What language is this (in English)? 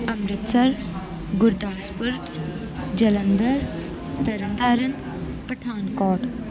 Punjabi